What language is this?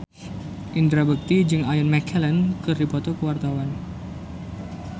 Sundanese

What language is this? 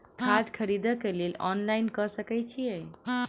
Maithili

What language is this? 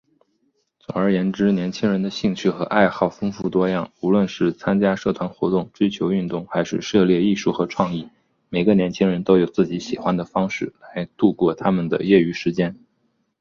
Chinese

